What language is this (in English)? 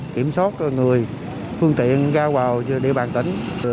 Vietnamese